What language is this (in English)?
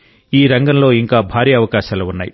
Telugu